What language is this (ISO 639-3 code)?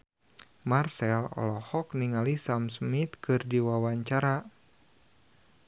sun